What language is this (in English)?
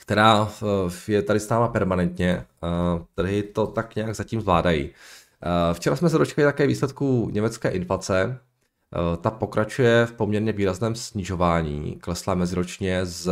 Czech